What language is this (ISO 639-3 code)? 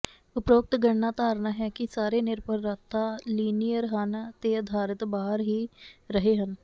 pan